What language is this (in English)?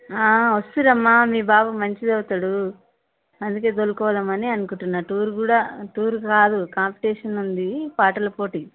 Telugu